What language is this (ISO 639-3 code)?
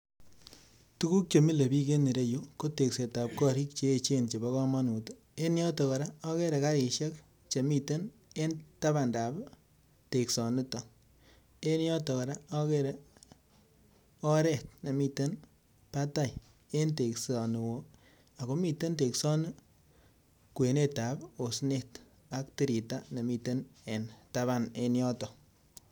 kln